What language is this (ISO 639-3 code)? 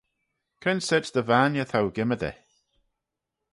glv